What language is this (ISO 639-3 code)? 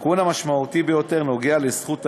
heb